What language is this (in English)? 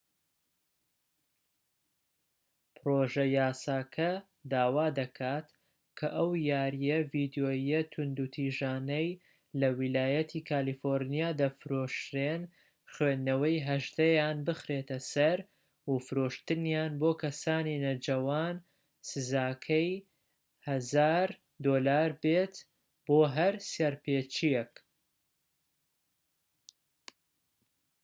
Central Kurdish